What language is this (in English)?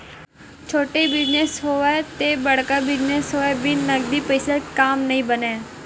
Chhattisgarhi